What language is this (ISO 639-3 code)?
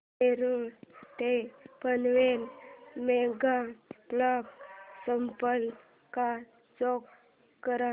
mar